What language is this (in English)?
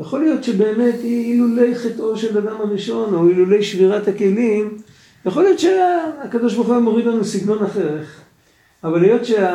Hebrew